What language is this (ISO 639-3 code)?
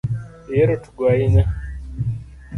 luo